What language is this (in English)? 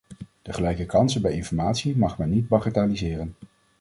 Dutch